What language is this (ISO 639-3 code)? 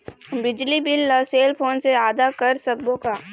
hne